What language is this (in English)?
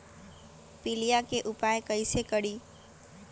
Magahi